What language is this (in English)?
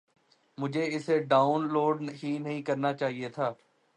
Urdu